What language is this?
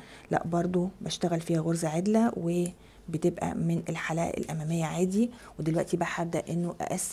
Arabic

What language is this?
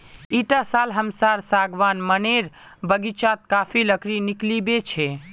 Magahi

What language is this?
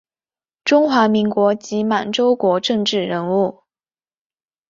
Chinese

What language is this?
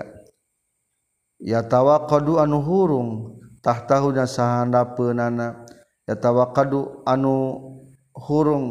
Malay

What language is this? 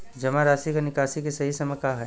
Bhojpuri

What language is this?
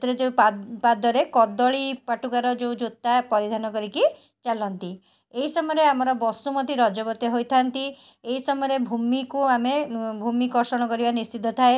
Odia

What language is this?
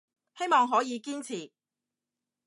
Cantonese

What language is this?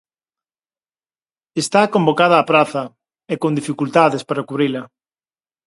Galician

